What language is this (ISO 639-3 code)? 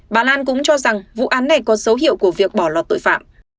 vie